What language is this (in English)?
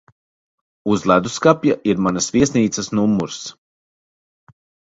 Latvian